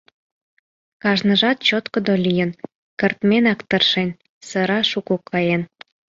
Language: Mari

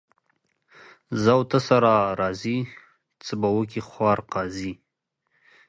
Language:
Pashto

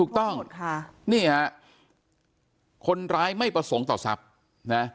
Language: Thai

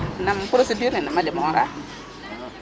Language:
Serer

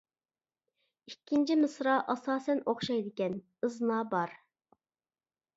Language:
Uyghur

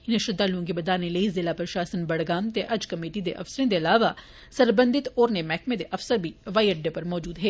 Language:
Dogri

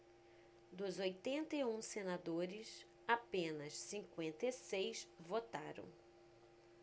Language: Portuguese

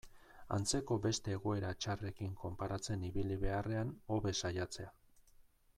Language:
Basque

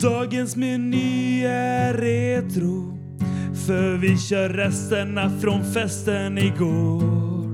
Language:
Swedish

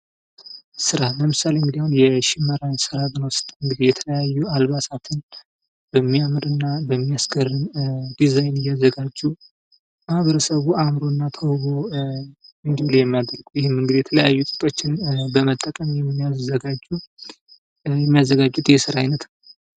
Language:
Amharic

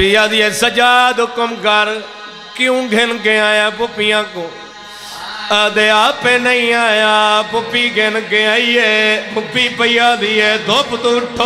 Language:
Arabic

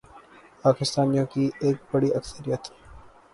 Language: Urdu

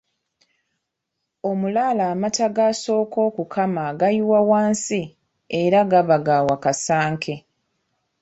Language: Ganda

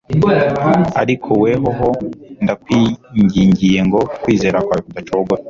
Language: Kinyarwanda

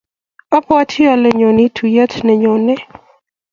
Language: Kalenjin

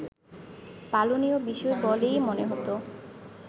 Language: Bangla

